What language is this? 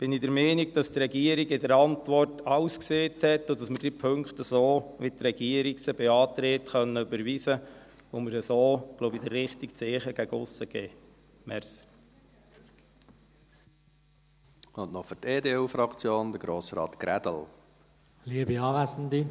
Swiss German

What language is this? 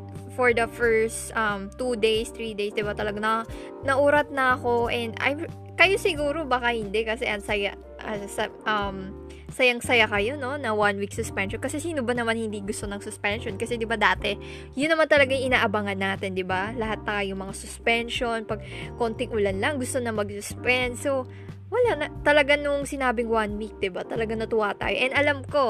Filipino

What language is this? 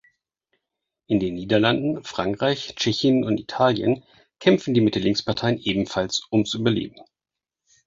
German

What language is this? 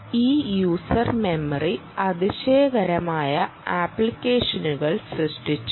Malayalam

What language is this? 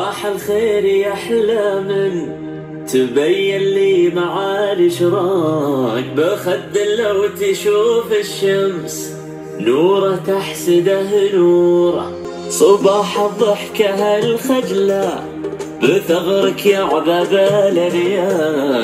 Arabic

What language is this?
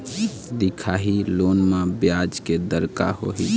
Chhattisgarhi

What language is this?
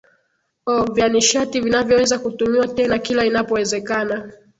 Swahili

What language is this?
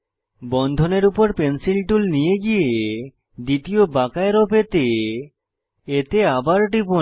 Bangla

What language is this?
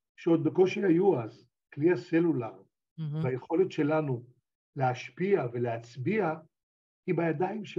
Hebrew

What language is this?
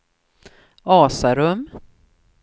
Swedish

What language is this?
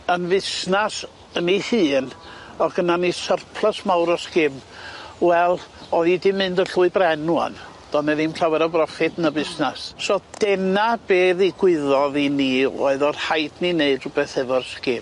Welsh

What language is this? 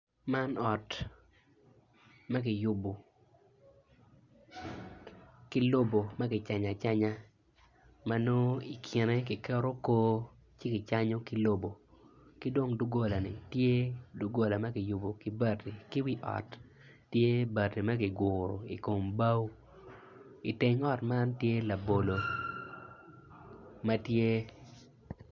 Acoli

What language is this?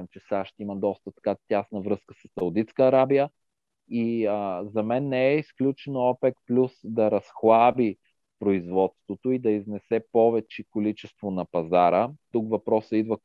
Bulgarian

